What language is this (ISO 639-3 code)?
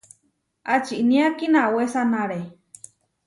var